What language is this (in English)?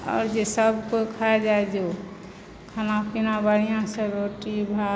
Maithili